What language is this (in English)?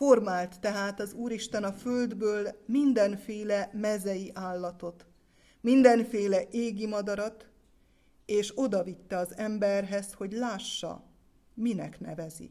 Hungarian